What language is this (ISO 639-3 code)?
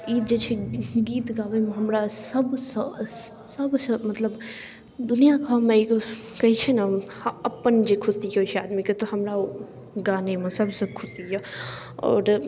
mai